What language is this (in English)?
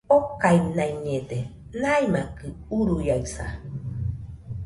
Nüpode Huitoto